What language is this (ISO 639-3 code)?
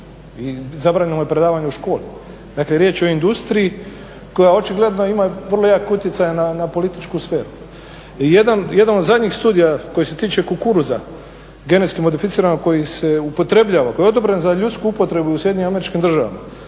hrv